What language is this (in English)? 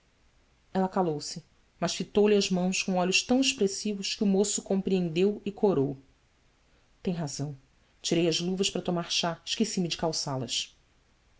Portuguese